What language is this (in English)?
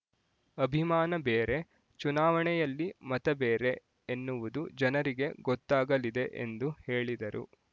Kannada